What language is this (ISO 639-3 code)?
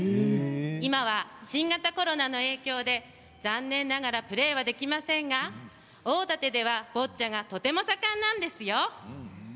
jpn